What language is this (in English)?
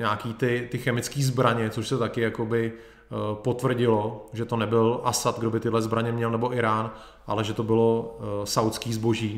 Czech